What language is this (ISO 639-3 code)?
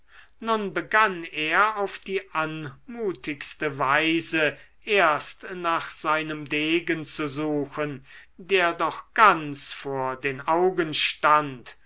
deu